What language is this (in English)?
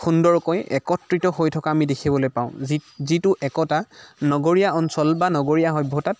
Assamese